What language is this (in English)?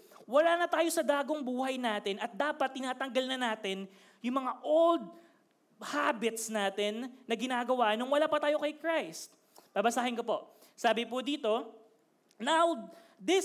Filipino